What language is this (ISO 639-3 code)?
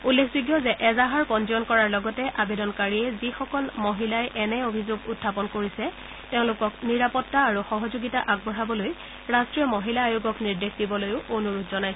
asm